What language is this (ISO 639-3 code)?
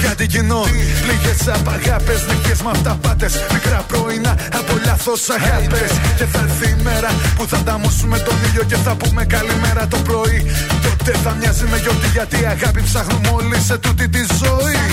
ell